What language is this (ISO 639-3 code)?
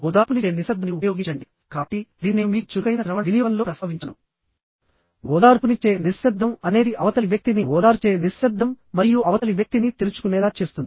tel